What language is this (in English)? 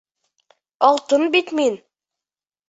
Bashkir